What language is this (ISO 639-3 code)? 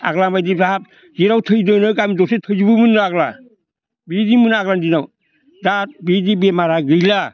brx